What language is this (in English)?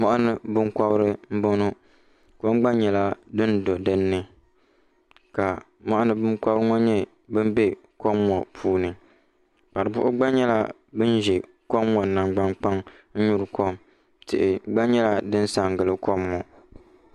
Dagbani